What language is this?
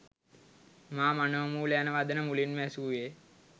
Sinhala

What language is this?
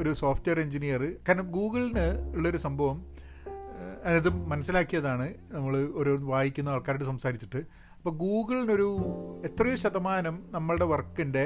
Malayalam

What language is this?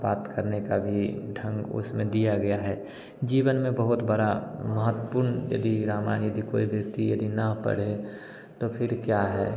Hindi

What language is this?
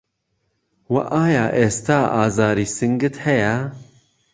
Central Kurdish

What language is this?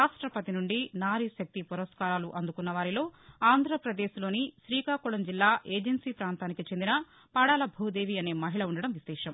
Telugu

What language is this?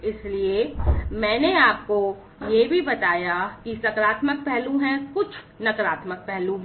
Hindi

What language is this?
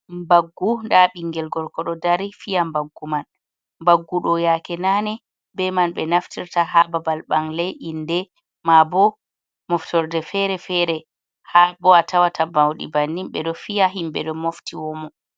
Fula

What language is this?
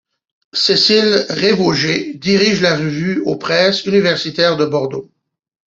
French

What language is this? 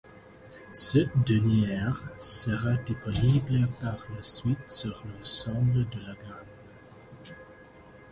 French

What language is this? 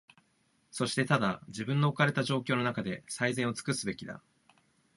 Japanese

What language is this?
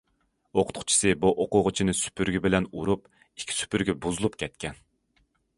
Uyghur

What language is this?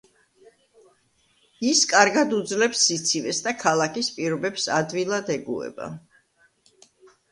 Georgian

